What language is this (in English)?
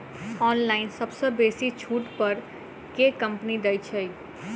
Maithili